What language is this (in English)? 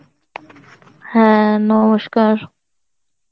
Bangla